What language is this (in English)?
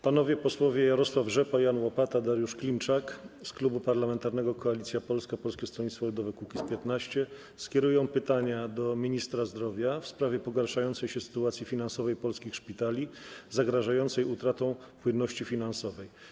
Polish